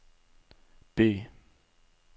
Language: Norwegian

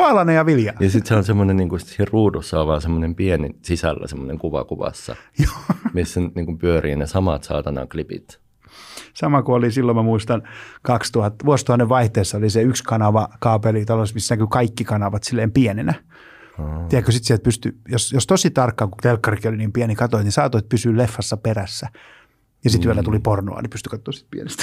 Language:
Finnish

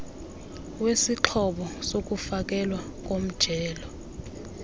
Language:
Xhosa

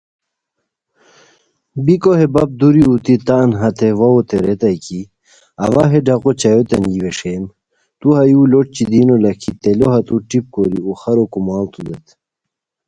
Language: Khowar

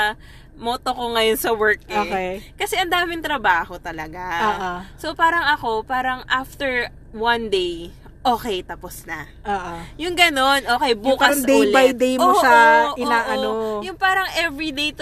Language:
Filipino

